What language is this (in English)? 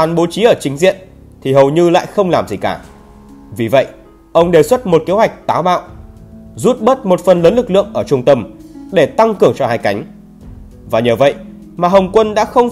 Vietnamese